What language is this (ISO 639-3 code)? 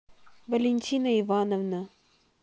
rus